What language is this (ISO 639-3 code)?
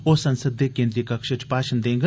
doi